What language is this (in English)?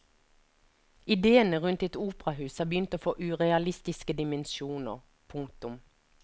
Norwegian